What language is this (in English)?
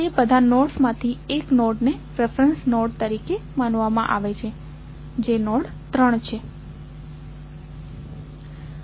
Gujarati